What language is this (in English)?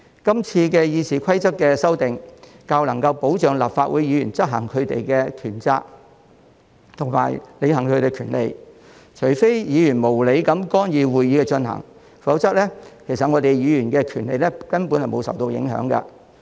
Cantonese